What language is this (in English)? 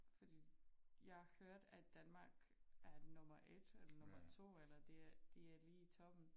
Danish